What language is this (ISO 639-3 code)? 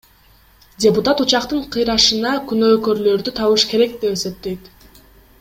kir